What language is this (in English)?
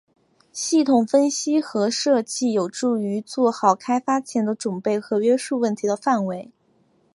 Chinese